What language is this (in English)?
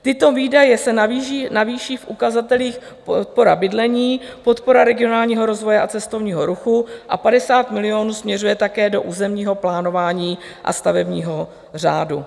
Czech